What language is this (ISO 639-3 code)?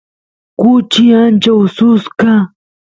qus